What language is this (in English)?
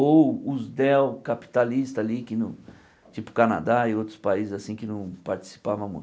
Portuguese